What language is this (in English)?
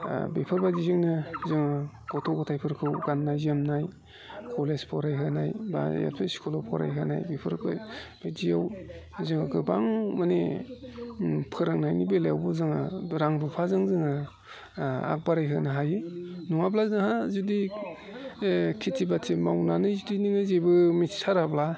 Bodo